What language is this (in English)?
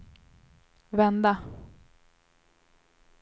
Swedish